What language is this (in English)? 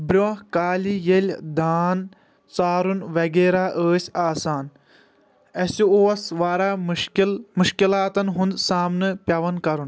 Kashmiri